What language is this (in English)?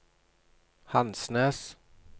Norwegian